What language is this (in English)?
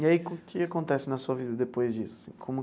Portuguese